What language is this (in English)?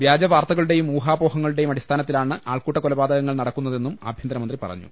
Malayalam